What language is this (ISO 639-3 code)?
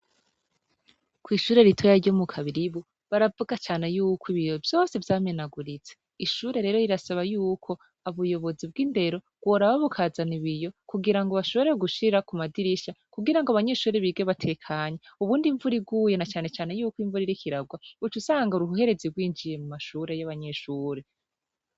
run